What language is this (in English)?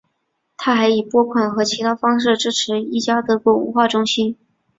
Chinese